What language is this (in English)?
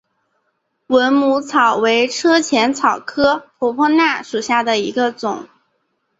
Chinese